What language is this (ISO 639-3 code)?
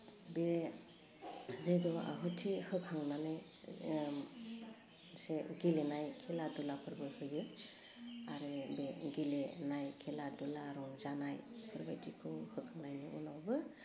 brx